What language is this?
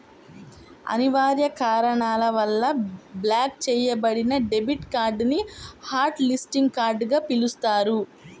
Telugu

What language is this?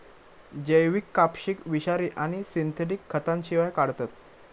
Marathi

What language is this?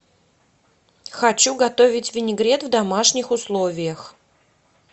Russian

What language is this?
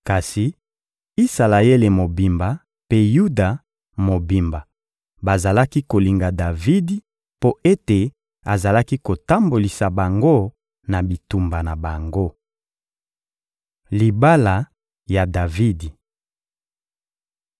Lingala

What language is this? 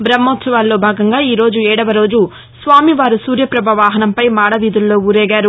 Telugu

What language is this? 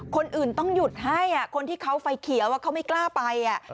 Thai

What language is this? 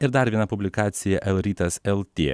Lithuanian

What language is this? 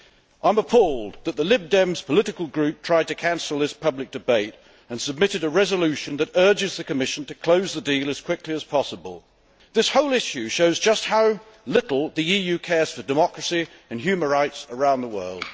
English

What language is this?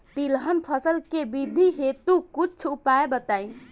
Bhojpuri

